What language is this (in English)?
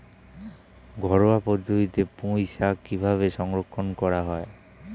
Bangla